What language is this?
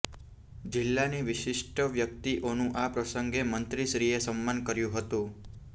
Gujarati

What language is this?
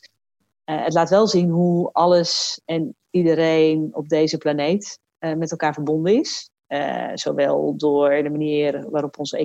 Dutch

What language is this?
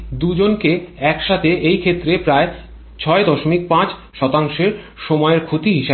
Bangla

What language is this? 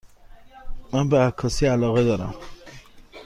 Persian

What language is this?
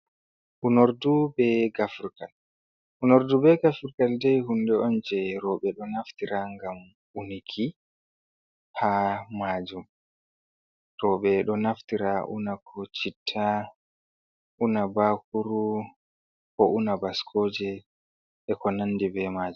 Fula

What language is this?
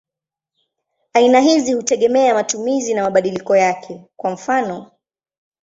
Swahili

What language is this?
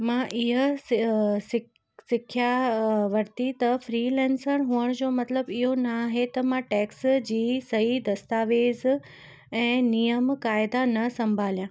Sindhi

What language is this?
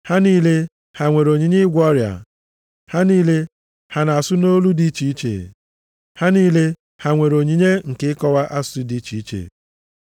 Igbo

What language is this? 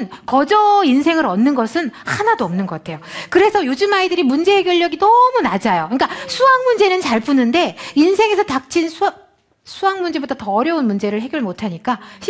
Korean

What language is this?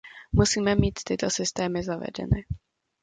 Czech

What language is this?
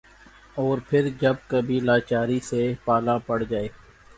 Urdu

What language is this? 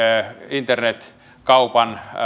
Finnish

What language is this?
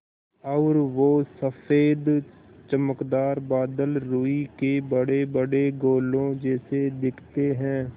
Hindi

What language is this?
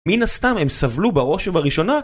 Hebrew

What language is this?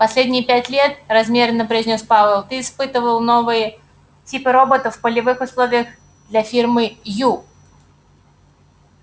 Russian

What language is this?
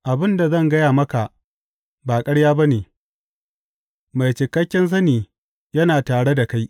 Hausa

